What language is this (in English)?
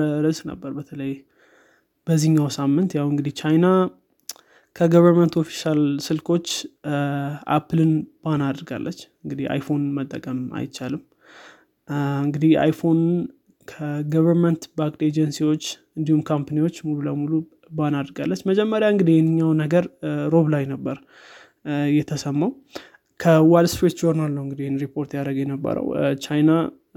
Amharic